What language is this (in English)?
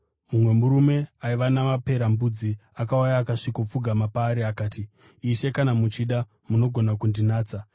Shona